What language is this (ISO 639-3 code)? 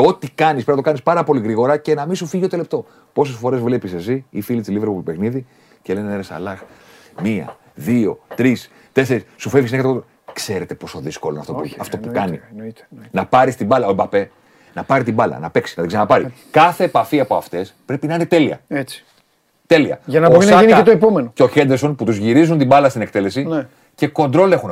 ell